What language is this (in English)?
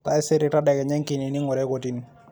Masai